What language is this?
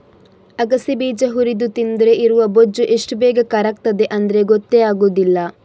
Kannada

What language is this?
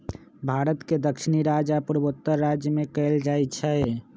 Magahi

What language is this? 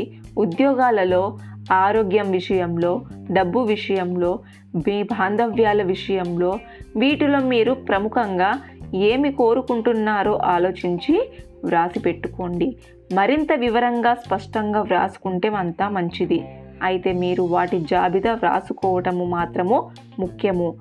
Telugu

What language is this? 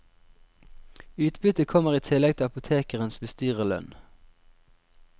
Norwegian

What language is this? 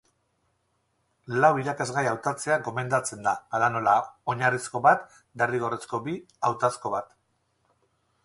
Basque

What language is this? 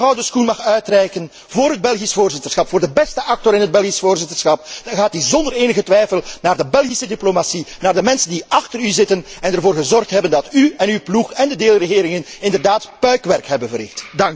Dutch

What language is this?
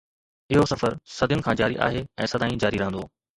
Sindhi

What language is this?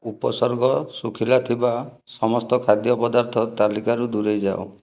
Odia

